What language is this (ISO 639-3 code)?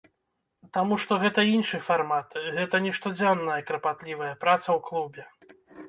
bel